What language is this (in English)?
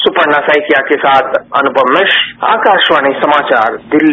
Hindi